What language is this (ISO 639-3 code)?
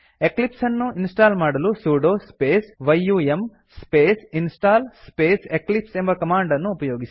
kan